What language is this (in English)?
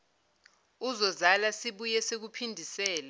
Zulu